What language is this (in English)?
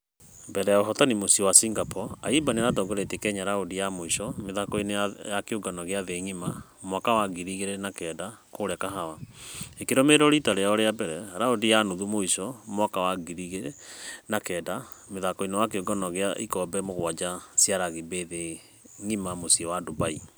Kikuyu